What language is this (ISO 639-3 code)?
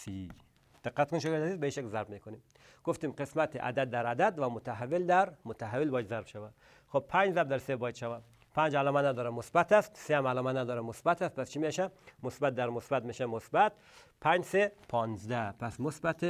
fas